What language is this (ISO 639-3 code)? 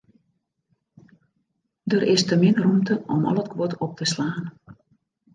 fry